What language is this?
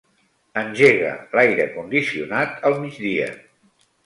Catalan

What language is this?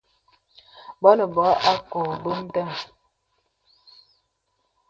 Bebele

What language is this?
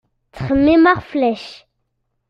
Kabyle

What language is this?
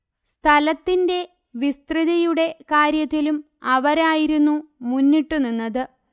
Malayalam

